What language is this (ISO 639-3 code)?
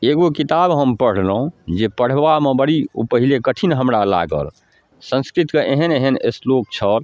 mai